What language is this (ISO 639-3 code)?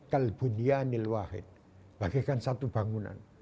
ind